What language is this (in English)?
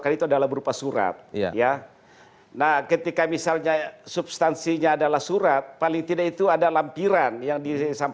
Indonesian